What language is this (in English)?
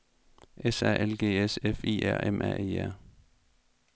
Danish